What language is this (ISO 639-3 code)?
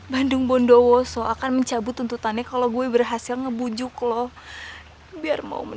ind